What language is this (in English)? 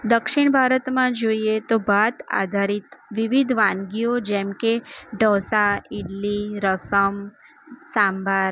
Gujarati